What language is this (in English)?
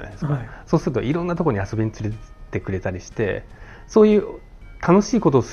Japanese